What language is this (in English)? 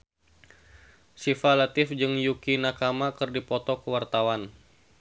Sundanese